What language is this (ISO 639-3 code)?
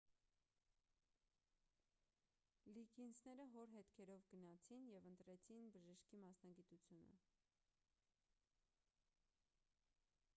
hye